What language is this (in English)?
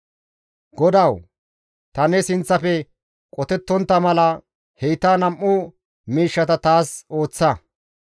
Gamo